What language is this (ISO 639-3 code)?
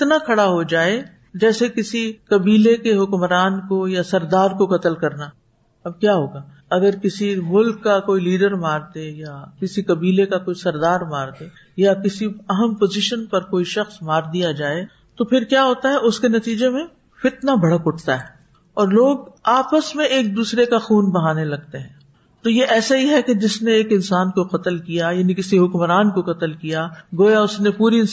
urd